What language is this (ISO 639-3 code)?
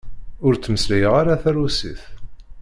kab